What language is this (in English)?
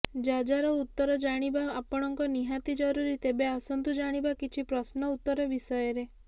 Odia